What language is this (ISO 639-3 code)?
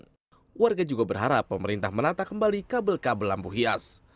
ind